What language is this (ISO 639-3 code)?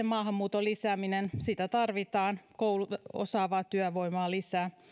fin